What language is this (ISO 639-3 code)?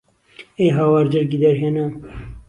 ckb